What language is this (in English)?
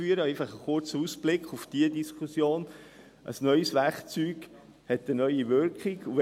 Swiss German